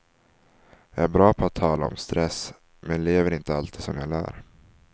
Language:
Swedish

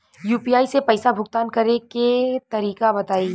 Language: Bhojpuri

